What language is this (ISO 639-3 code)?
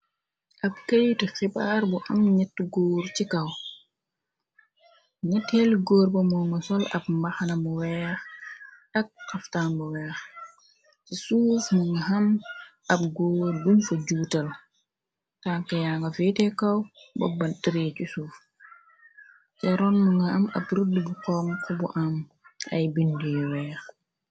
wol